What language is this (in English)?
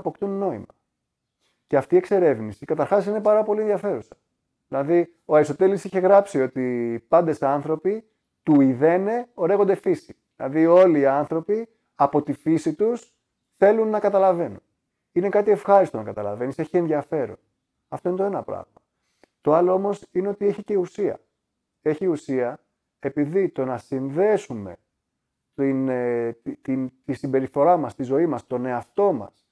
Greek